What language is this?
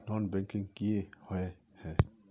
Magahi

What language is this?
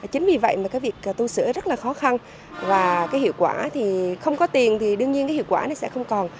Vietnamese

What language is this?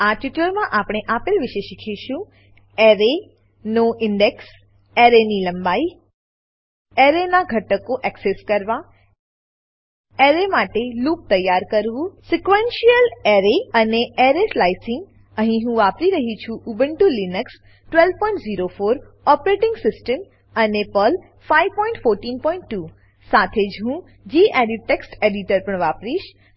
Gujarati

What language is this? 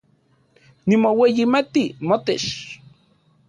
Central Puebla Nahuatl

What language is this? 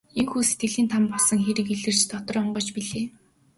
Mongolian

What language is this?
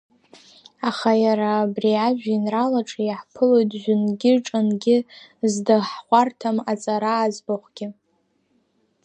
Abkhazian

